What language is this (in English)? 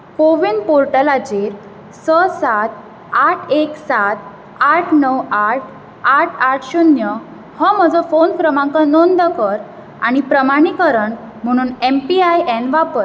Konkani